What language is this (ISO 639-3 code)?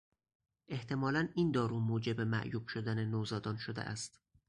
fas